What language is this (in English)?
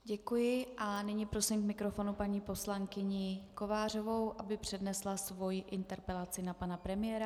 Czech